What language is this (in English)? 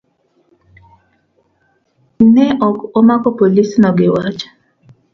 Luo (Kenya and Tanzania)